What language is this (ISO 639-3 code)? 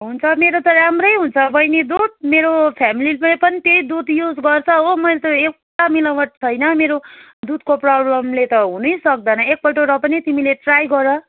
nep